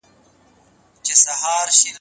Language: Pashto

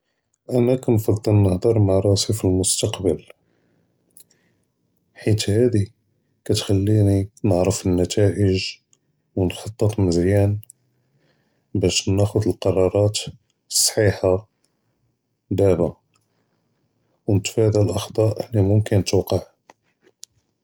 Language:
Judeo-Arabic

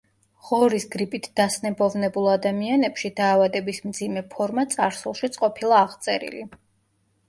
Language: Georgian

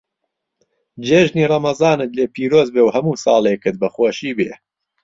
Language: Central Kurdish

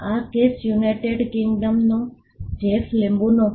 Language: Gujarati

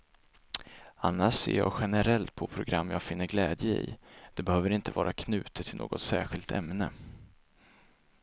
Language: Swedish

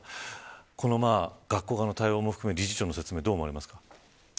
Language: Japanese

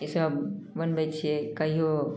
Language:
Maithili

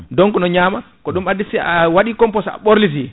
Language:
Fula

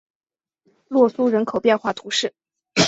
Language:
Chinese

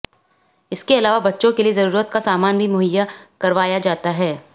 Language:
Hindi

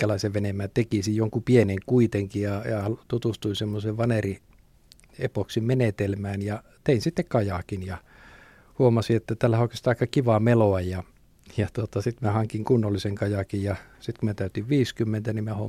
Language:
Finnish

